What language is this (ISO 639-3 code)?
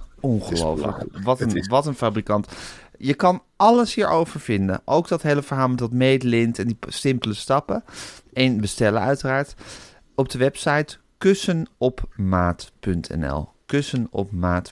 nld